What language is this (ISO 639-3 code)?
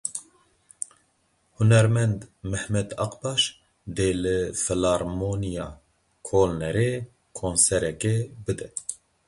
kur